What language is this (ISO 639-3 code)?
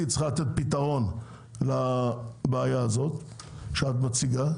heb